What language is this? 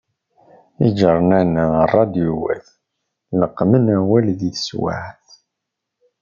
Kabyle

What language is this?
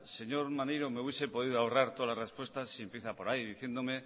Spanish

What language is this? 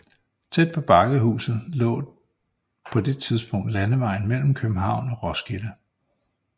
Danish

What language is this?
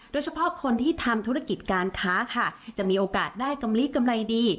Thai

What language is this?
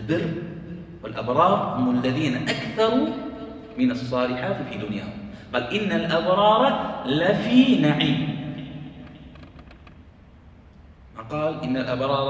Arabic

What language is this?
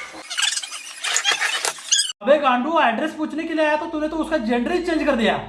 Hindi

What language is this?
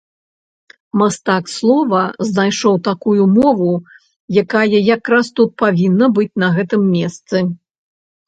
Belarusian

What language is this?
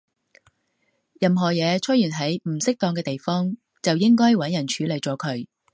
Cantonese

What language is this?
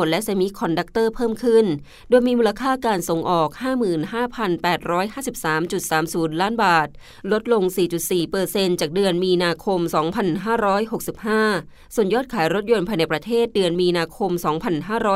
Thai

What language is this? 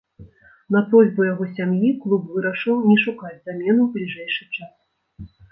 Belarusian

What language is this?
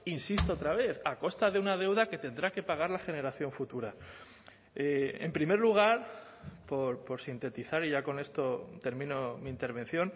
Spanish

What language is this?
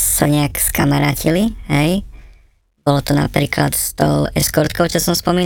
Slovak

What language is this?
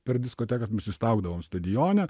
Lithuanian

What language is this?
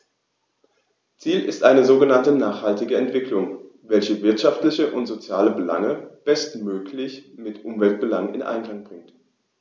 German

